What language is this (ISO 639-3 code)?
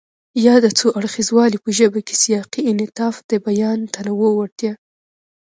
pus